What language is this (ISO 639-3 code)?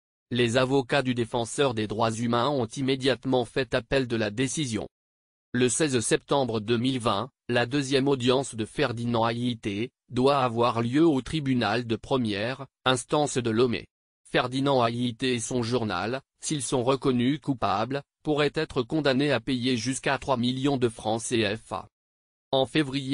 fra